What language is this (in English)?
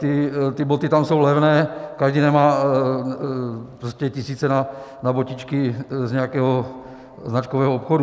Czech